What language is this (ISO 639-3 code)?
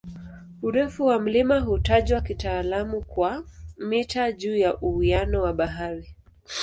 swa